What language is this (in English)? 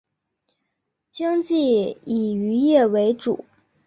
Chinese